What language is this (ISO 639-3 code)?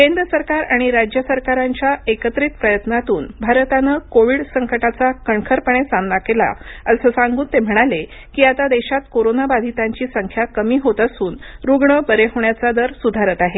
mar